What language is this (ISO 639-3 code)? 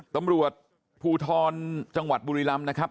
tha